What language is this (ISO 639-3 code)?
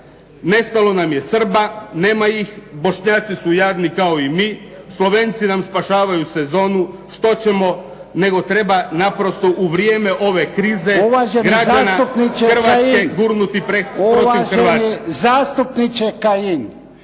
hrv